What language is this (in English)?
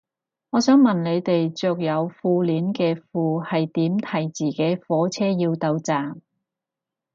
Cantonese